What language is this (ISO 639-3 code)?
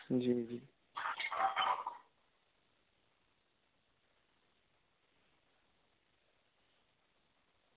doi